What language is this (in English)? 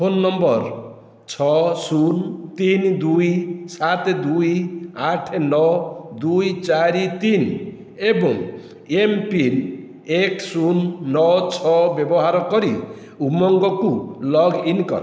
Odia